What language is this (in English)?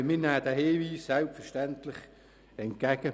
Swiss German